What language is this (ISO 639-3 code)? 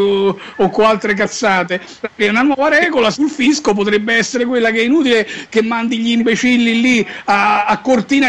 ita